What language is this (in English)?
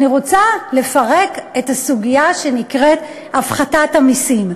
Hebrew